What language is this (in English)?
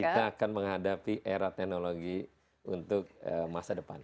Indonesian